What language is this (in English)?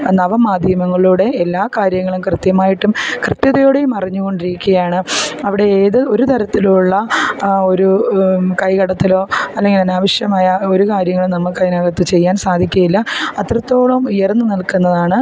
Malayalam